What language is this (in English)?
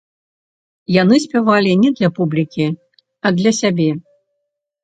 Belarusian